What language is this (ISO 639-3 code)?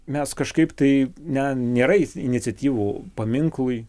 lit